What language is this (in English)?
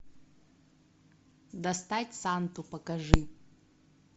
Russian